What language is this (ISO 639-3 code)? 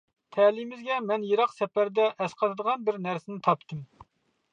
uig